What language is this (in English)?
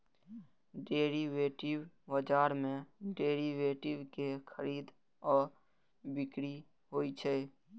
Maithili